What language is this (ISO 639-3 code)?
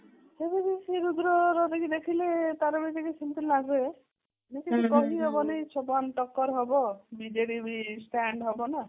ori